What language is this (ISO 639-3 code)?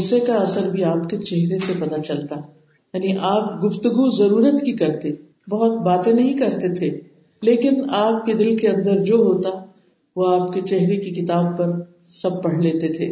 urd